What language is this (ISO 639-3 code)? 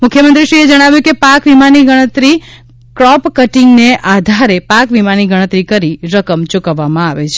guj